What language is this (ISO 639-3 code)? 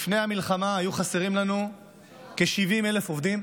heb